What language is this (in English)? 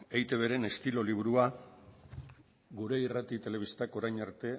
Basque